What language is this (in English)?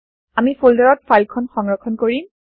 Assamese